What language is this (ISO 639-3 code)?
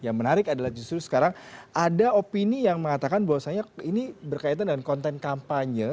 ind